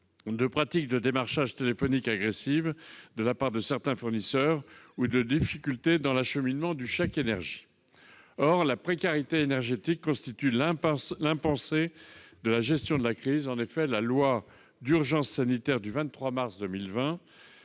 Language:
French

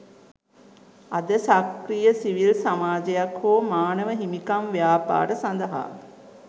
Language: Sinhala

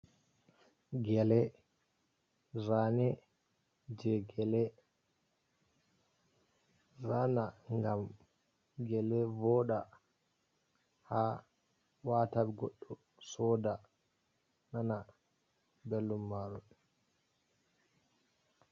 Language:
Fula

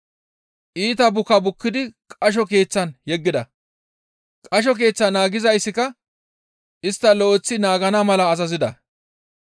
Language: Gamo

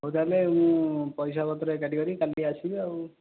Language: Odia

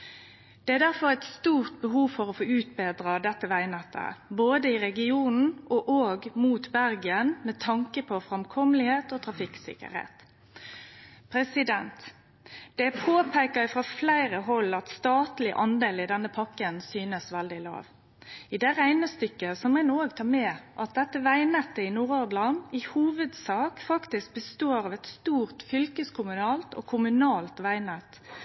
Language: Norwegian Nynorsk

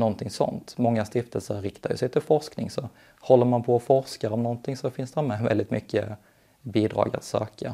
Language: Swedish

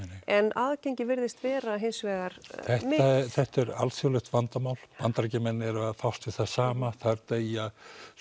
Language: Icelandic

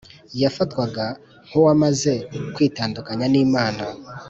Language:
Kinyarwanda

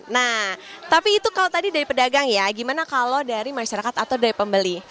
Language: Indonesian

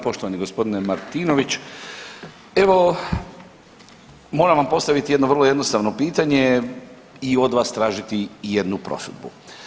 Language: Croatian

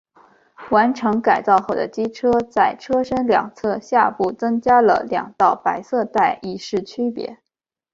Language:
Chinese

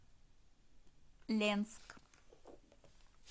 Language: Russian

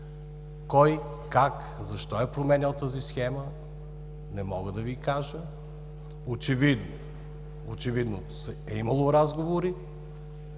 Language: Bulgarian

